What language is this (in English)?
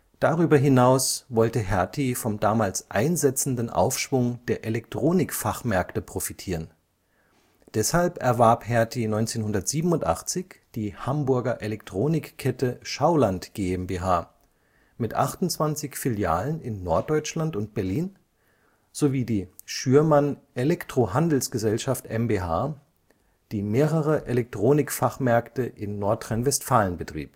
German